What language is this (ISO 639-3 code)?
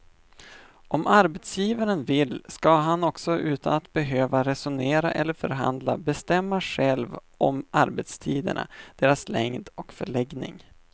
swe